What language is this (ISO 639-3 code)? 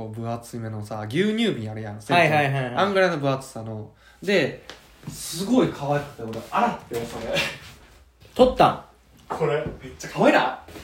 jpn